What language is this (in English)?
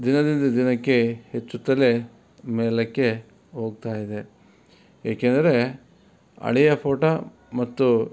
Kannada